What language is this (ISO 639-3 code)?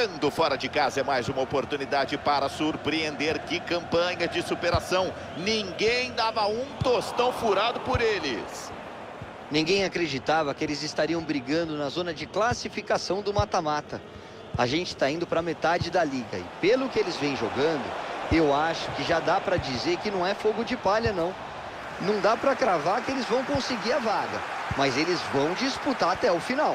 por